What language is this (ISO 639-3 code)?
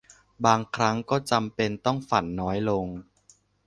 tha